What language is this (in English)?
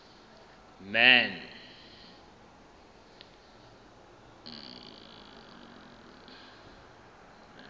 Southern Sotho